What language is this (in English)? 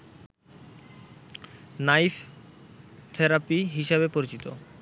Bangla